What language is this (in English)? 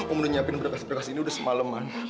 Indonesian